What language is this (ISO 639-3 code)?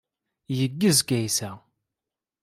kab